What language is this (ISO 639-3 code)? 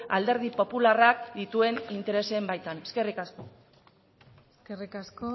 eus